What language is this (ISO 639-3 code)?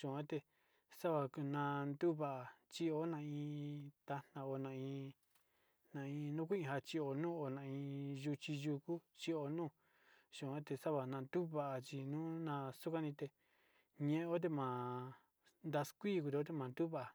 xti